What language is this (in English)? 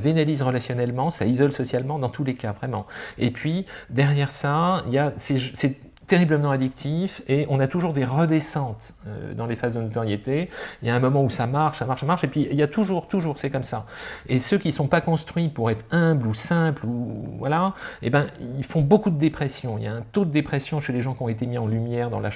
French